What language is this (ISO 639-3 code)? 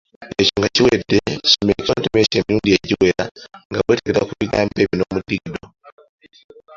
lug